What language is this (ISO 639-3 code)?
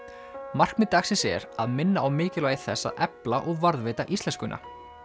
isl